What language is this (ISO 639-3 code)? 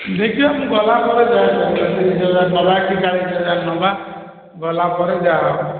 ori